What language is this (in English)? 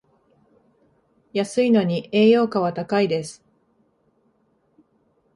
Japanese